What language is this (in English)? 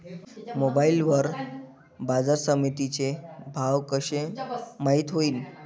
Marathi